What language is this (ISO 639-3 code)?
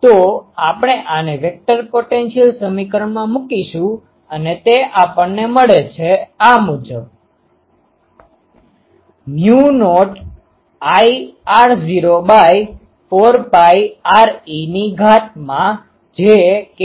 guj